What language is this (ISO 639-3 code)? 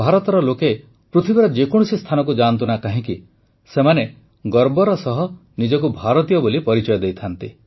ori